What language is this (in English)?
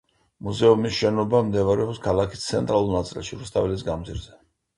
Georgian